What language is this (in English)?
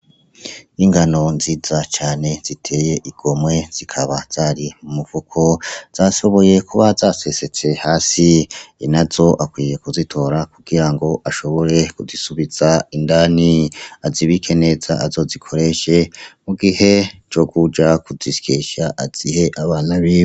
Rundi